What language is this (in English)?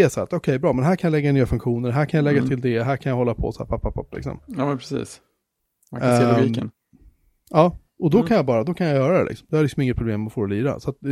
Swedish